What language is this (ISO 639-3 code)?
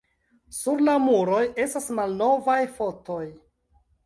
epo